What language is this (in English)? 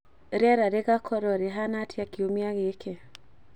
Kikuyu